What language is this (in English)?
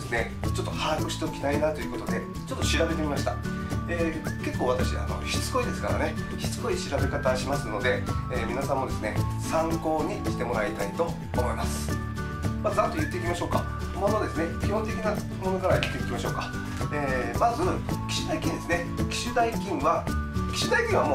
Japanese